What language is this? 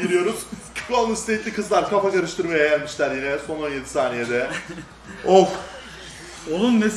Turkish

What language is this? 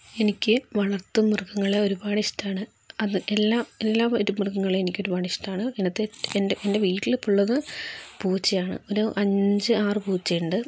Malayalam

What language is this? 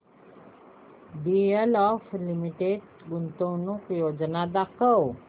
Marathi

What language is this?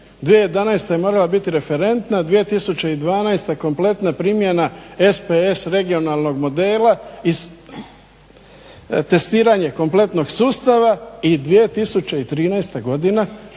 Croatian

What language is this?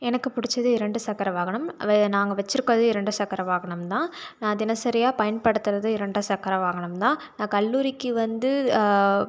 Tamil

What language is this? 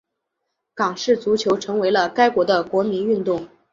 Chinese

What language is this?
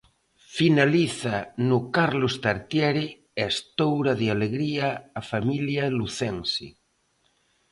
Galician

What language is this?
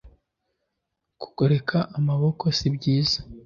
Kinyarwanda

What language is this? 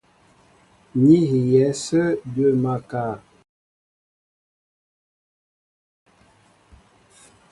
Mbo (Cameroon)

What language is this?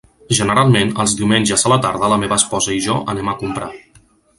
Catalan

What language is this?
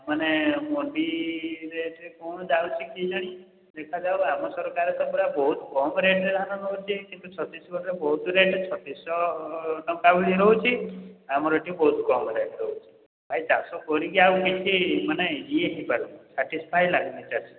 Odia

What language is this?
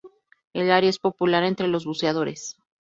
Spanish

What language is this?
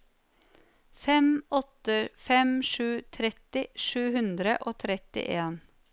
Norwegian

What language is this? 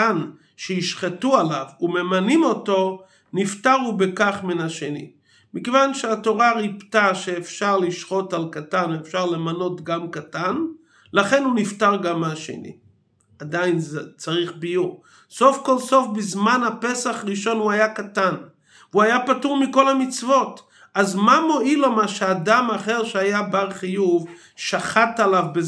Hebrew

